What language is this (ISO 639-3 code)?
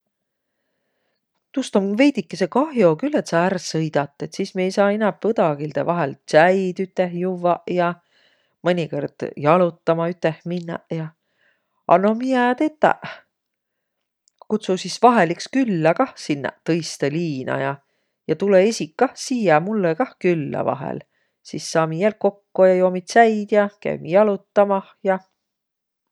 vro